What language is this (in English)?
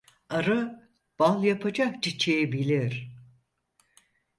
Turkish